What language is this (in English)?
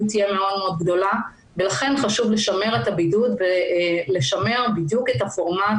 Hebrew